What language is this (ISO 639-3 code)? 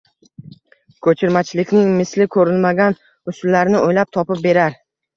uzb